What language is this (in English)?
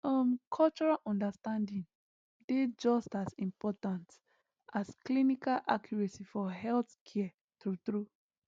Nigerian Pidgin